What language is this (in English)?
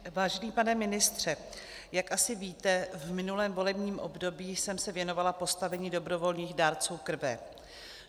Czech